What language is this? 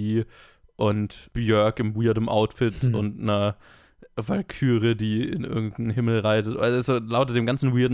German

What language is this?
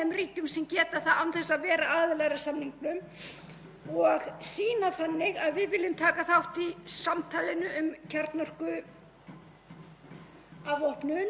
Icelandic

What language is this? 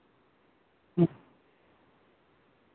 Santali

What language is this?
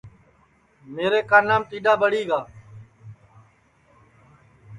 Sansi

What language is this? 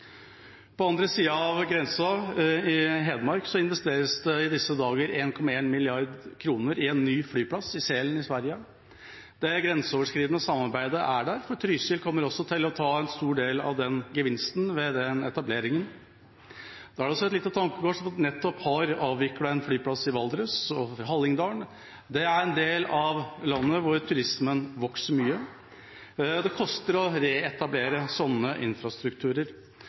Norwegian Bokmål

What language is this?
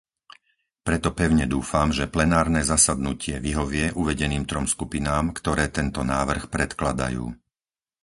Slovak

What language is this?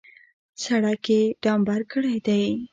Pashto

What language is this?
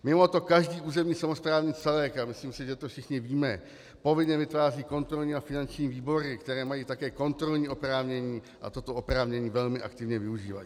Czech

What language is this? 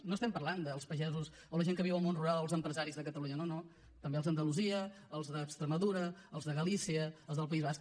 Catalan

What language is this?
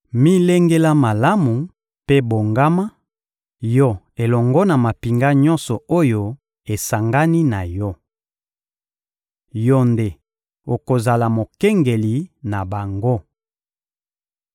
Lingala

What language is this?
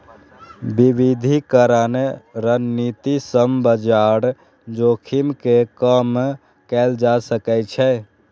Maithili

